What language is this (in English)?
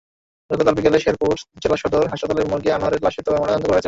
Bangla